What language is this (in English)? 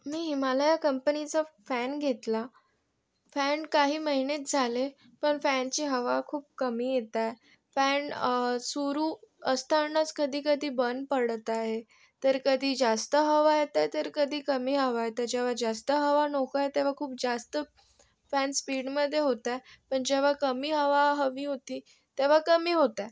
Marathi